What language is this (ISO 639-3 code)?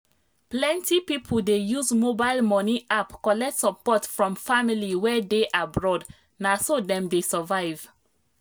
pcm